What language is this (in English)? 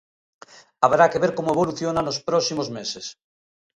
Galician